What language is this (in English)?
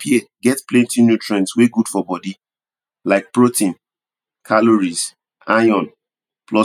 Nigerian Pidgin